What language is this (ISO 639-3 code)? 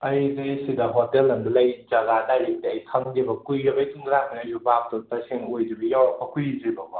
mni